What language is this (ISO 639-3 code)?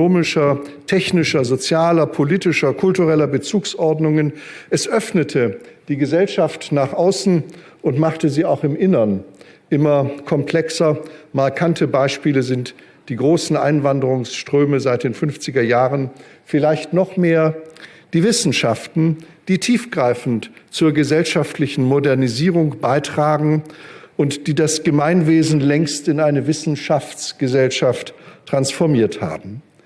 deu